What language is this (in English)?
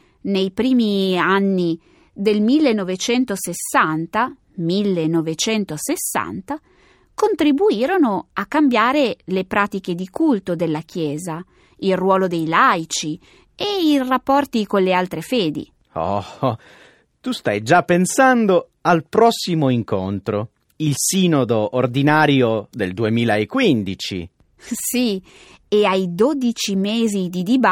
Italian